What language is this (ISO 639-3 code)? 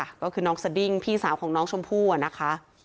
tha